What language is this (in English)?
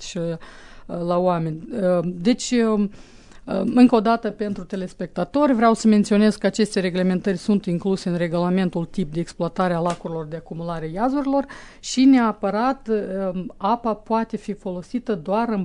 Romanian